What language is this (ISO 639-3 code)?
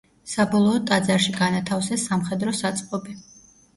kat